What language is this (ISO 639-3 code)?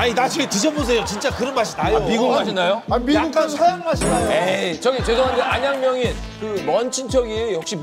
kor